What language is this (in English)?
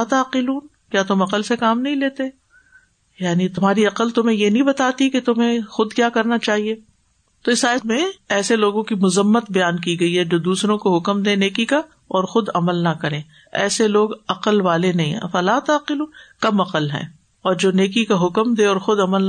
Urdu